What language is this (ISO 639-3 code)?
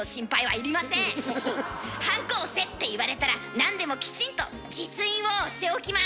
jpn